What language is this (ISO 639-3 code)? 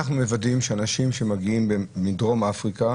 heb